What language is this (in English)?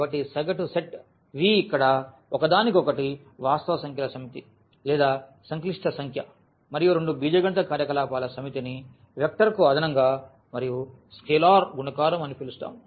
Telugu